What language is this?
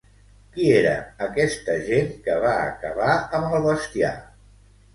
Catalan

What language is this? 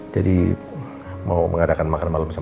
Indonesian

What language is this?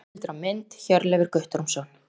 Icelandic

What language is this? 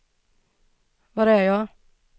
Swedish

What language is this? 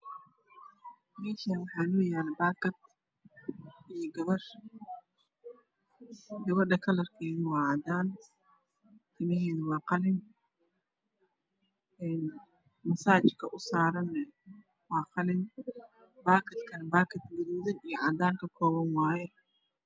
Somali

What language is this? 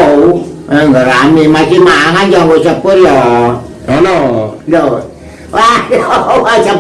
Indonesian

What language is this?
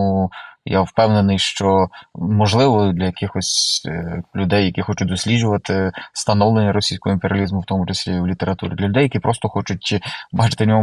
Ukrainian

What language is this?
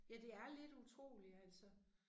Danish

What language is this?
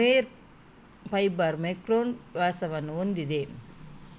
Kannada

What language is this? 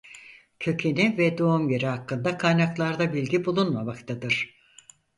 Turkish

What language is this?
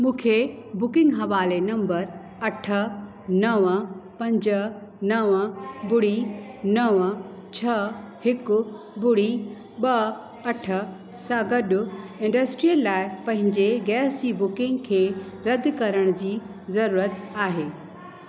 Sindhi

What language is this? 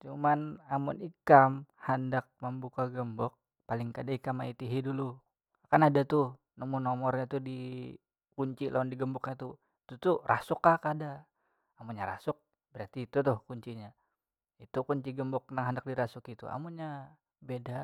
Banjar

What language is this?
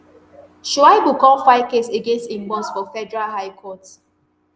Nigerian Pidgin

